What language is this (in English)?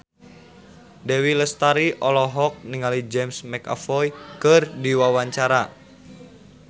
Sundanese